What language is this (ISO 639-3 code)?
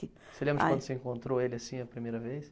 por